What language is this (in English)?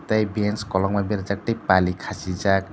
Kok Borok